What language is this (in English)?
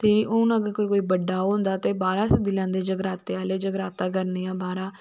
Dogri